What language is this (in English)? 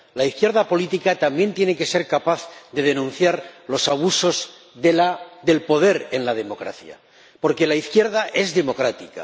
Spanish